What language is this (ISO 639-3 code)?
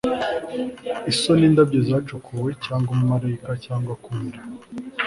kin